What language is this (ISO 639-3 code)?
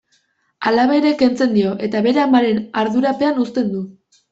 eus